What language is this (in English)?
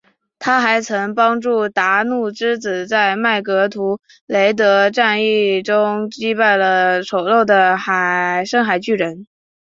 Chinese